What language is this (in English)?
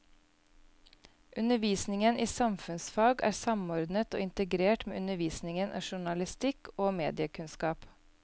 Norwegian